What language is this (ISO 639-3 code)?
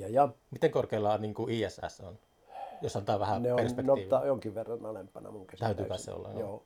fin